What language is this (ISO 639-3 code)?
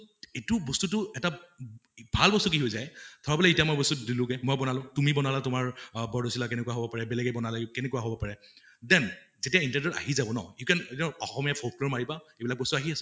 asm